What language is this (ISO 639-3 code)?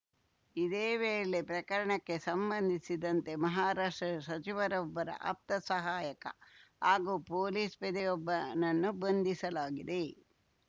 kan